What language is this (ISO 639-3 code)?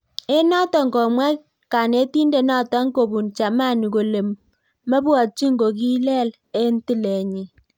kln